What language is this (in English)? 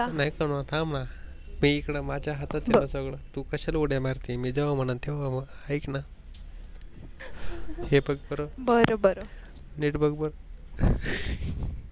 Marathi